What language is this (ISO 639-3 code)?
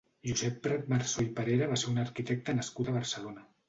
cat